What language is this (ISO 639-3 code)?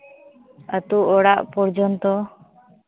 sat